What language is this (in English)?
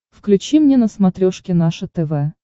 Russian